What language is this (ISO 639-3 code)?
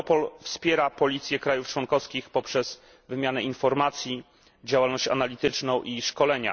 pol